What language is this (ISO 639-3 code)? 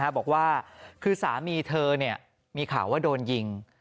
tha